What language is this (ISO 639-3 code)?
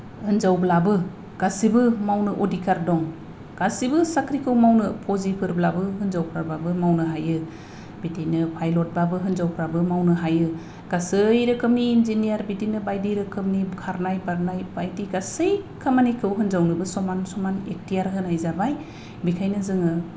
brx